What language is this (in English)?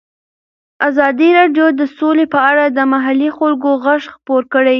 Pashto